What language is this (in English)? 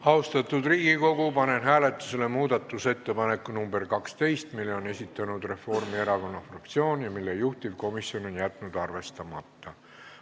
Estonian